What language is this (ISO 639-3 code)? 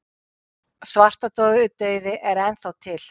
isl